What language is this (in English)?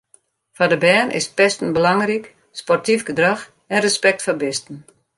Western Frisian